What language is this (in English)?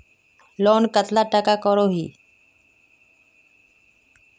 Magahi